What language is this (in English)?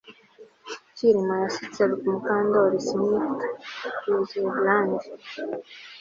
Kinyarwanda